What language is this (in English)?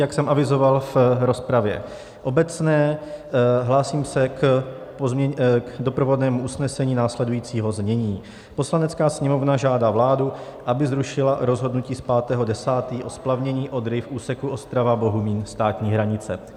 Czech